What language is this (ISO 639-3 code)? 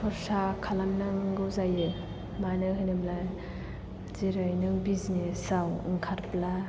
brx